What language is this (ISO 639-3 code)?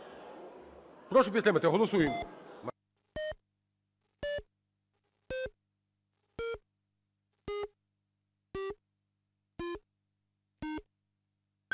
ukr